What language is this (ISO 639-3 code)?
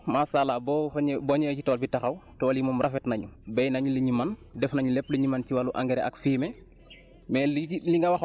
wol